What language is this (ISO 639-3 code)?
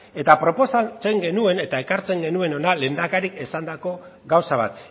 eus